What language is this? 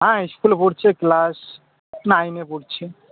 Bangla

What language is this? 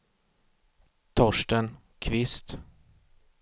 Swedish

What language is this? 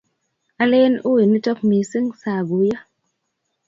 Kalenjin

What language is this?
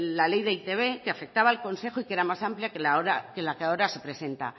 Spanish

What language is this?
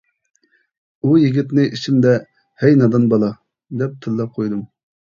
Uyghur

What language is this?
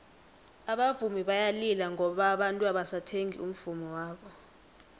South Ndebele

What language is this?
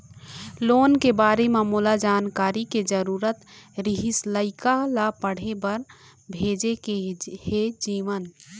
Chhattisgarhi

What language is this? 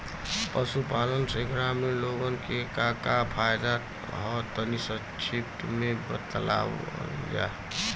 Bhojpuri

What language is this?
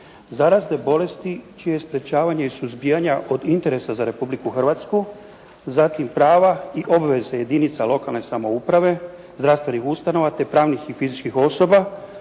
Croatian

